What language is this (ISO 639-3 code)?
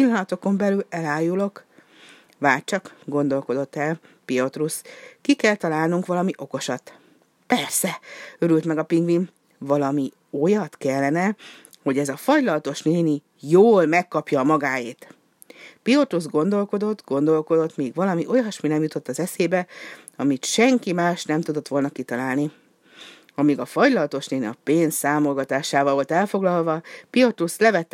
hun